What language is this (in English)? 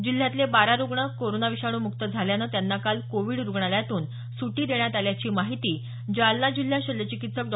Marathi